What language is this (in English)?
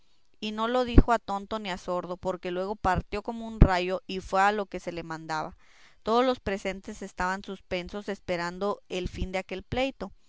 Spanish